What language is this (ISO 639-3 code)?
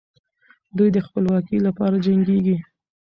pus